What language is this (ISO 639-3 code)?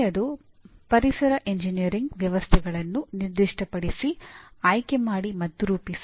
kan